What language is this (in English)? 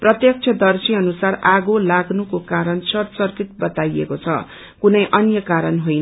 Nepali